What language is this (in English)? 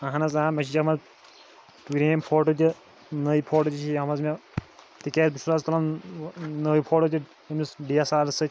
Kashmiri